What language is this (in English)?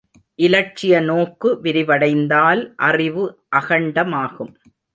Tamil